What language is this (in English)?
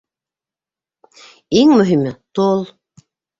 Bashkir